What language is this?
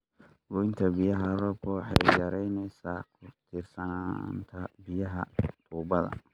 Somali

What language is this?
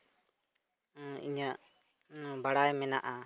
Santali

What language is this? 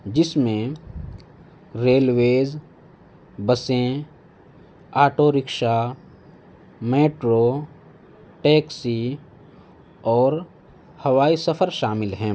Urdu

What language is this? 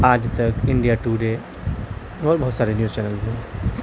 Urdu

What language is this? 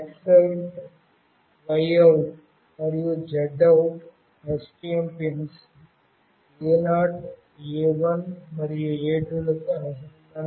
Telugu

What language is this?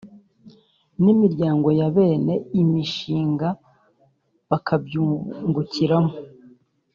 Kinyarwanda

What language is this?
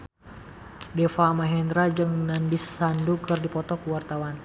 Sundanese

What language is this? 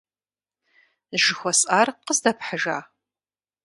Kabardian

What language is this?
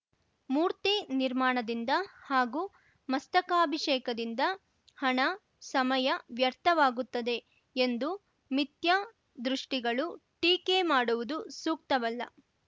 Kannada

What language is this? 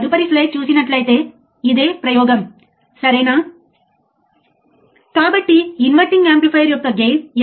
Telugu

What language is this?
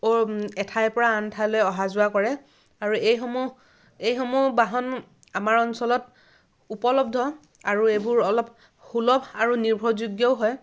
Assamese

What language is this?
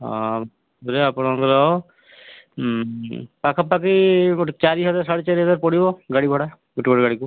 Odia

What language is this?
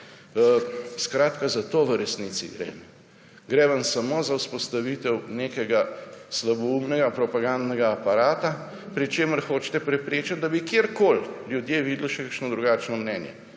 Slovenian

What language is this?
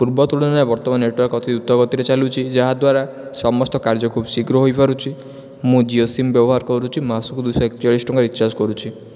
Odia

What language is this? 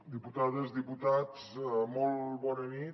Catalan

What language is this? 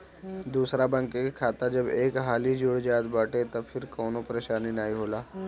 Bhojpuri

